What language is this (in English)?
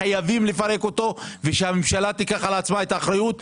Hebrew